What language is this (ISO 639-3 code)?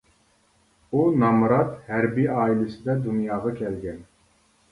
uig